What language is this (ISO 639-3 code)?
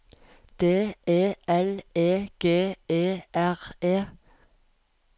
nor